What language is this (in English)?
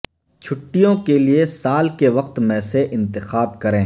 Urdu